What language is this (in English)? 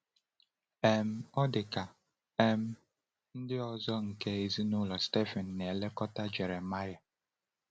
Igbo